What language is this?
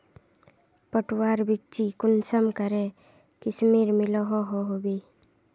Magahi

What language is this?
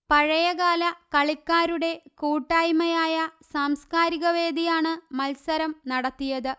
Malayalam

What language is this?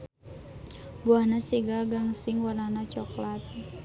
Sundanese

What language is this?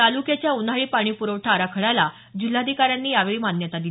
Marathi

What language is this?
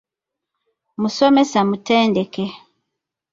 Ganda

